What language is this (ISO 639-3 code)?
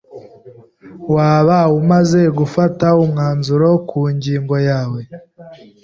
kin